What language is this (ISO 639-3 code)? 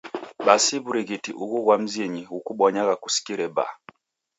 dav